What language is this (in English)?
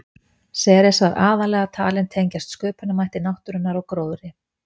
Icelandic